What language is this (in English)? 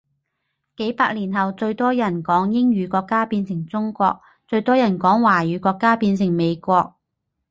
Cantonese